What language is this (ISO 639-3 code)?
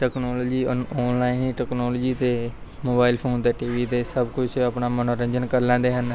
pan